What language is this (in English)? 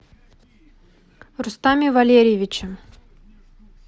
Russian